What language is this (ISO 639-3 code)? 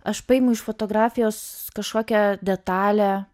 lit